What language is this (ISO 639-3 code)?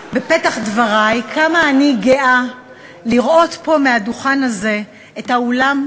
heb